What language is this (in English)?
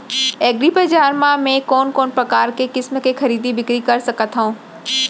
Chhattisgarhi